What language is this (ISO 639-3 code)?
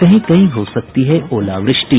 hin